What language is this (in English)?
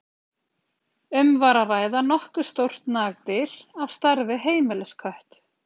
Icelandic